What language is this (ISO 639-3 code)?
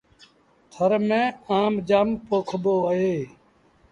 sbn